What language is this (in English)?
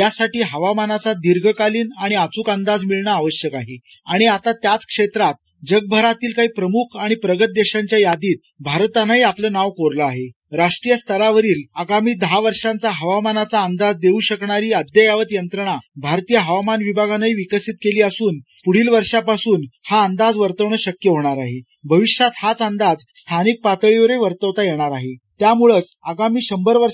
Marathi